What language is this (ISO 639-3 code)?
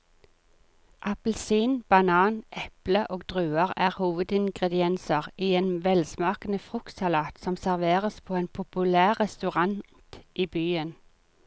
nor